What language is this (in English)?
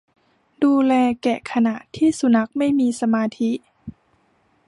Thai